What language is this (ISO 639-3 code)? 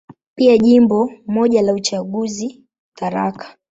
swa